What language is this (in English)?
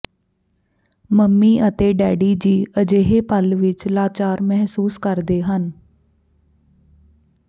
Punjabi